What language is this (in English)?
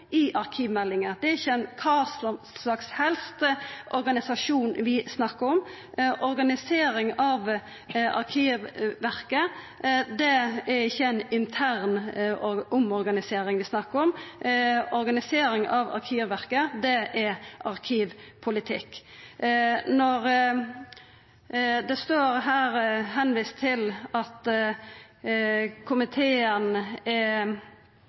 Norwegian Nynorsk